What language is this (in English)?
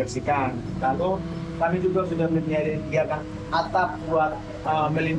Indonesian